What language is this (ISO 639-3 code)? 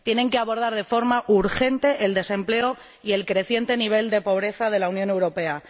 spa